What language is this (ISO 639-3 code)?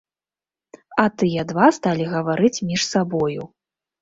bel